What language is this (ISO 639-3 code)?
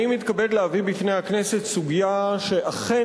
heb